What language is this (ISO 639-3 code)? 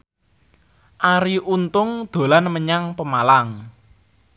jav